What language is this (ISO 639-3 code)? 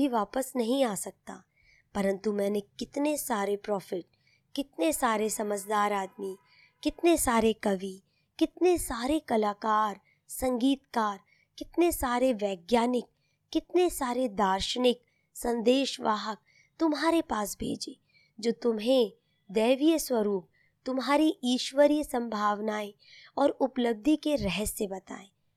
hin